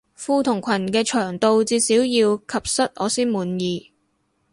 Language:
Cantonese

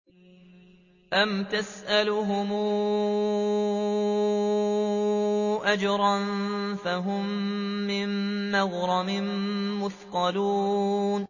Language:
Arabic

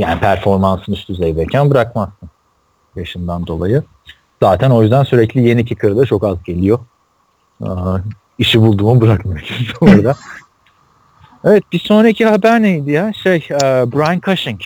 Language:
Turkish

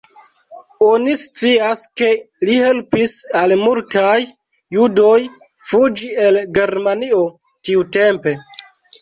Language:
Esperanto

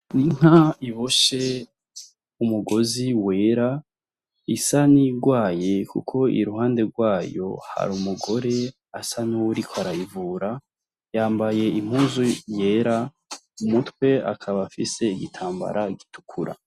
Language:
Rundi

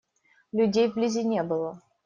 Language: Russian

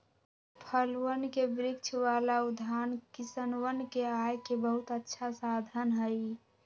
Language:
Magahi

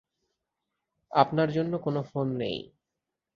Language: Bangla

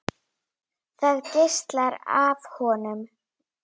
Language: Icelandic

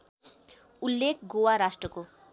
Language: Nepali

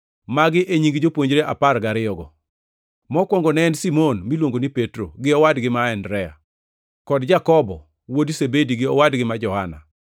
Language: Luo (Kenya and Tanzania)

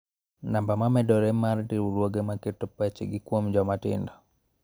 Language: Luo (Kenya and Tanzania)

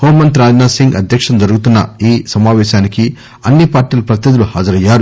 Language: Telugu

